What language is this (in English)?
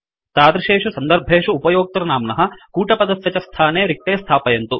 Sanskrit